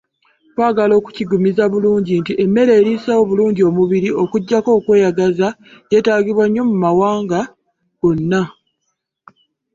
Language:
Ganda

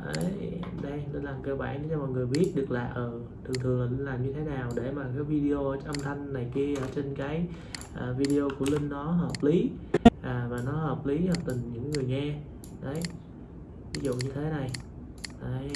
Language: Vietnamese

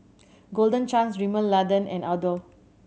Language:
English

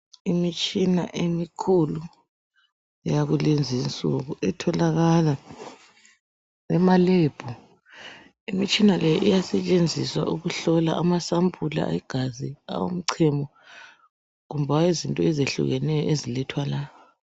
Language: North Ndebele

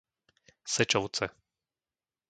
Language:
Slovak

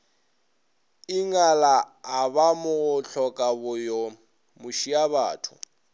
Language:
Northern Sotho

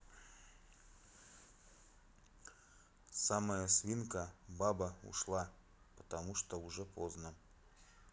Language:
Russian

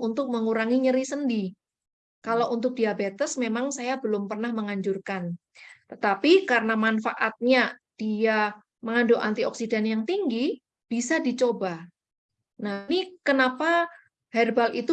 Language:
Indonesian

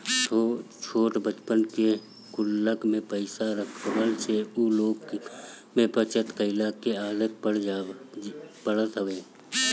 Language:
Bhojpuri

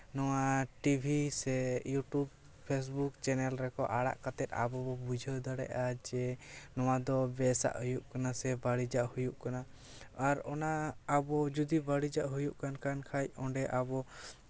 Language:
Santali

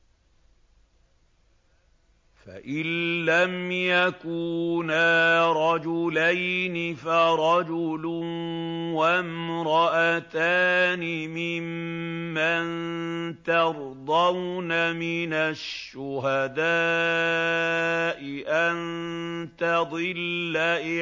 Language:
Arabic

